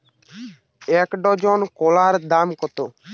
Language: Bangla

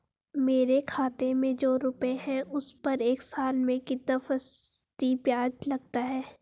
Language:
Hindi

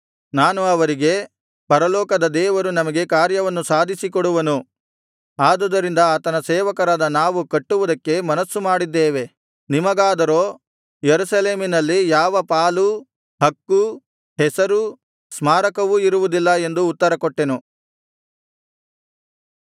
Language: Kannada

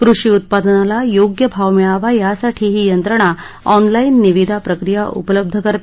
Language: Marathi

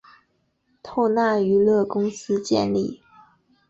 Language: Chinese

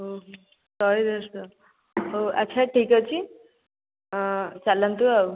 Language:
Odia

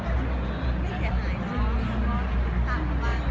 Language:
Thai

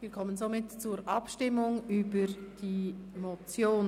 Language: Swiss German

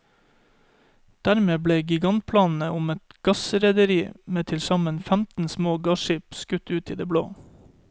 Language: Norwegian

